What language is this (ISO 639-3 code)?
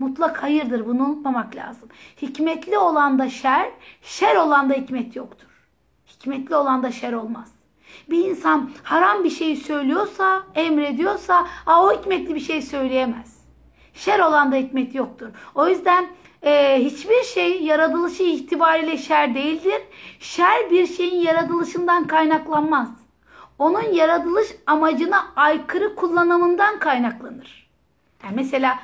tur